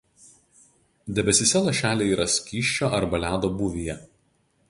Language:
Lithuanian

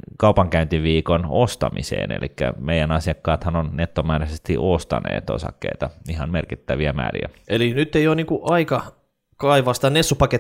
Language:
Finnish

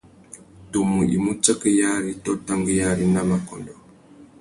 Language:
Tuki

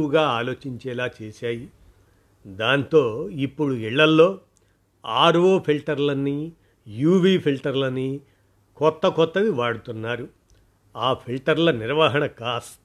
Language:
Telugu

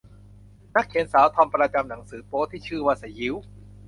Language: Thai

